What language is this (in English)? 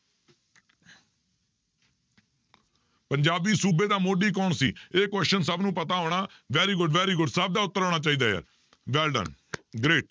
Punjabi